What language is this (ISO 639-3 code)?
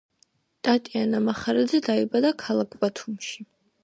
kat